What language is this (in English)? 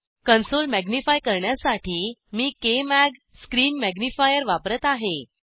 Marathi